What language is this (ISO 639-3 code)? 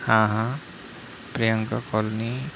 mar